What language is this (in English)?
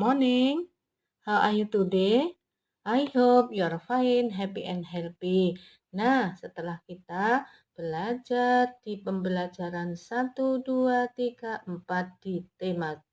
Indonesian